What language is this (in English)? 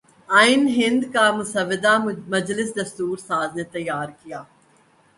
Urdu